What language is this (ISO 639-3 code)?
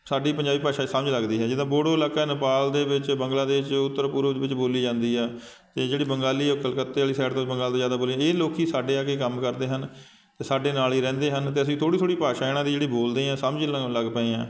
pan